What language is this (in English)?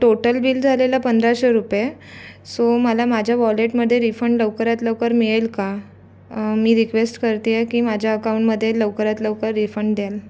Marathi